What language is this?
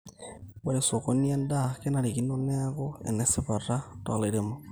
Masai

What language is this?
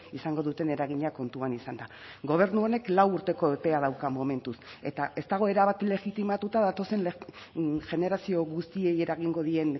Basque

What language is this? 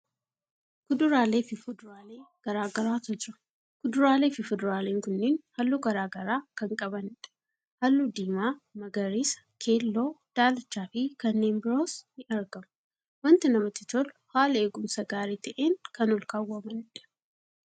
Oromo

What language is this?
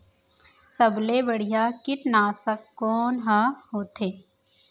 Chhattisgarhi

